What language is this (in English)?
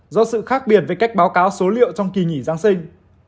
Vietnamese